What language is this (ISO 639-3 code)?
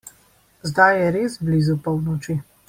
slv